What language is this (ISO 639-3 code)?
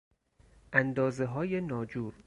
fas